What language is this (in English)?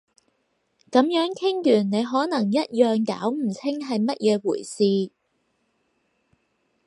Cantonese